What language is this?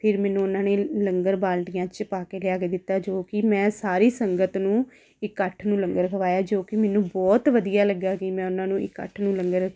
Punjabi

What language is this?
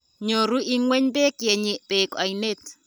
Kalenjin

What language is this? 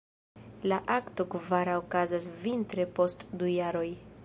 Esperanto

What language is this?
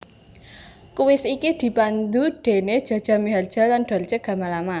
Javanese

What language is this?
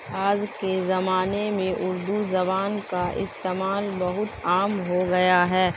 Urdu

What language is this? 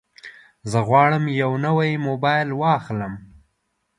Pashto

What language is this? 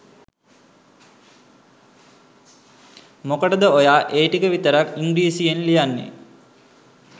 Sinhala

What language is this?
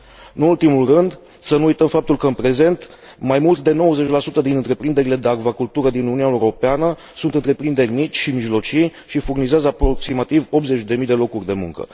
Romanian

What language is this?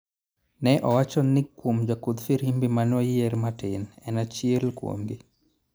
Luo (Kenya and Tanzania)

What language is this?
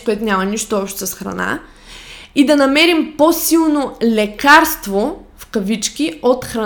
Bulgarian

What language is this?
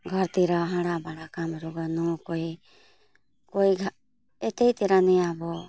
Nepali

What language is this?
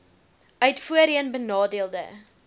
Afrikaans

